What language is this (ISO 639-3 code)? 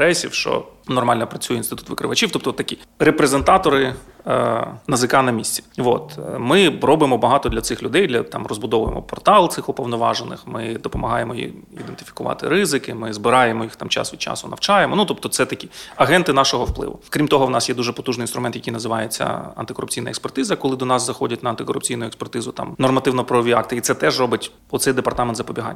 ukr